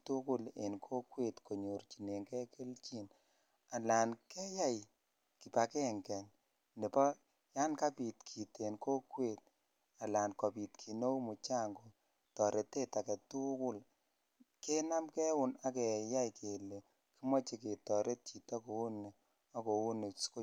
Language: Kalenjin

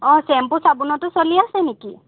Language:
Assamese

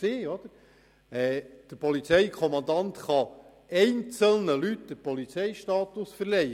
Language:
Swiss German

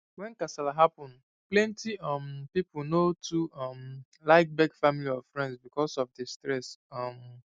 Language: Nigerian Pidgin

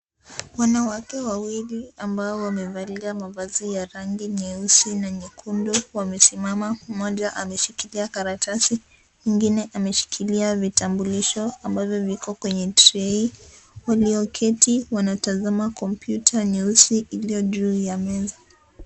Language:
Swahili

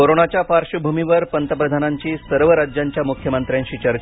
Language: Marathi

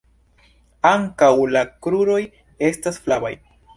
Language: Esperanto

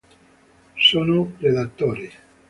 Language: Italian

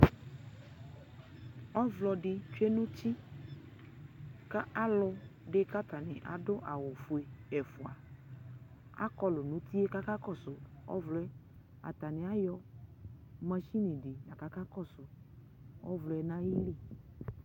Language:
Ikposo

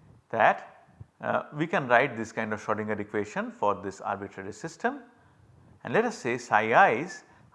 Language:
English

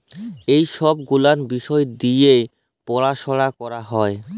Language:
Bangla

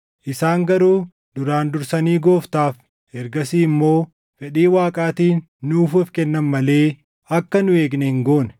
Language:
Oromo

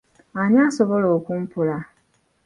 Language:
Ganda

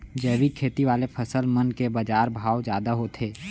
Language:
Chhattisgarhi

